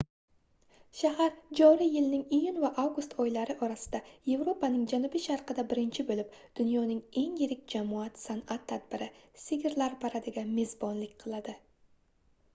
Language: Uzbek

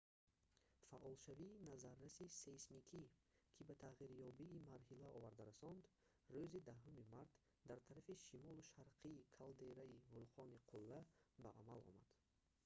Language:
Tajik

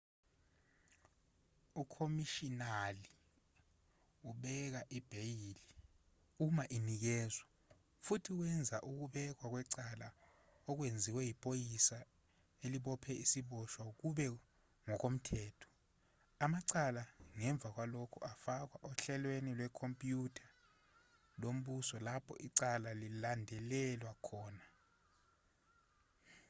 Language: Zulu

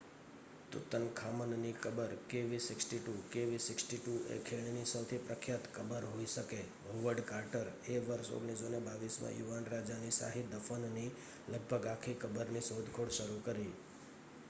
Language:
Gujarati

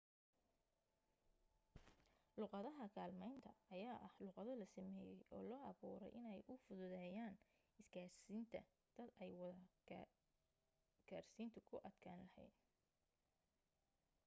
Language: Somali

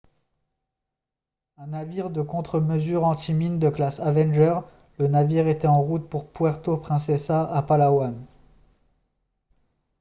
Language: French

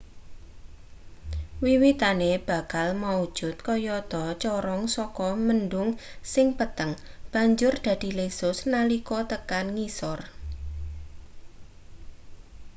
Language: Javanese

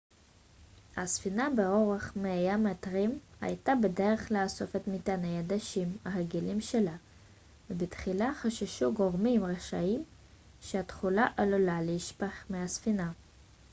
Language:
Hebrew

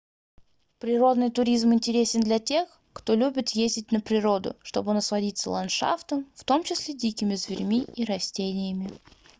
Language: Russian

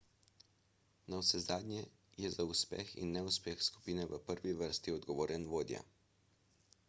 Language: Slovenian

